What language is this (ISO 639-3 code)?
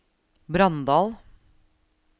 nor